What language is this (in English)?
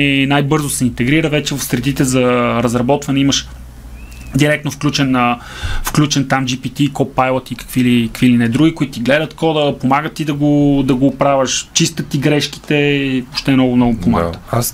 Bulgarian